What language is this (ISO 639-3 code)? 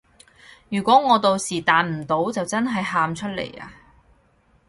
yue